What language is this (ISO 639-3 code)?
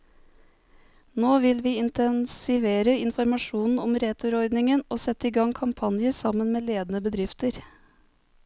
nor